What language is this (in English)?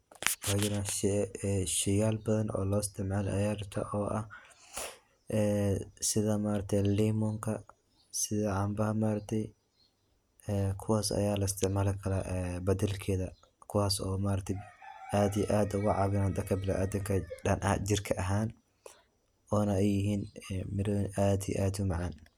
Somali